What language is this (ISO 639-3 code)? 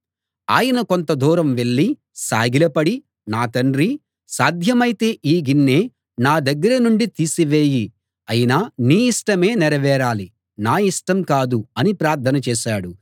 tel